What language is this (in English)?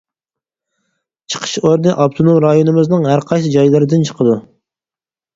Uyghur